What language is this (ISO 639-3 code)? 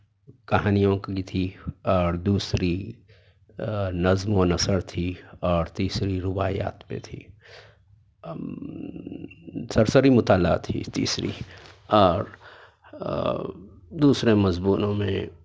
urd